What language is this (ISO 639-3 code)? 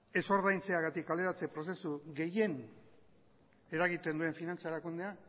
eus